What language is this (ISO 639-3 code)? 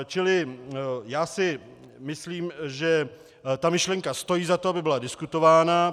ces